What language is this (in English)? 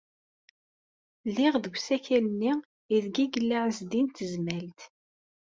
Kabyle